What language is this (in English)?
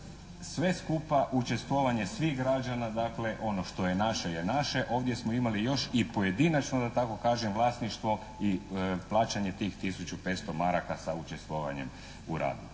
Croatian